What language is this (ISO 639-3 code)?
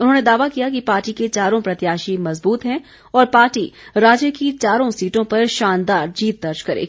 hin